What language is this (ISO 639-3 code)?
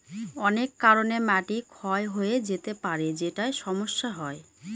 ben